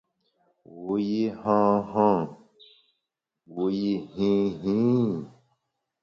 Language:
Bamun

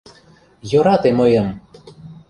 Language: Mari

